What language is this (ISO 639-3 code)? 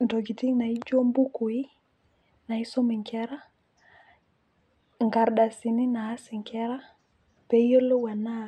mas